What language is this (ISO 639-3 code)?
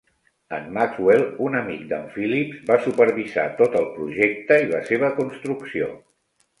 cat